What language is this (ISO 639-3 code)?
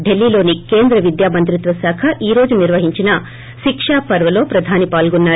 tel